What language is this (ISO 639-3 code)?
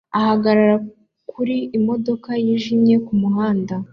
kin